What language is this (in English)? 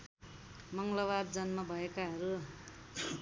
Nepali